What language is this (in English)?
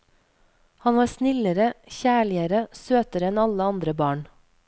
Norwegian